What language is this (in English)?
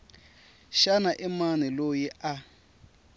Tsonga